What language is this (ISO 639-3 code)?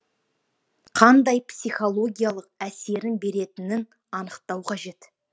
kaz